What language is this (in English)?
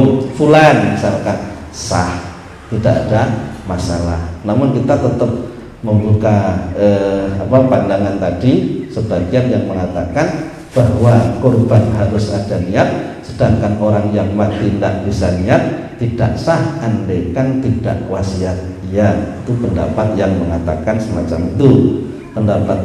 Indonesian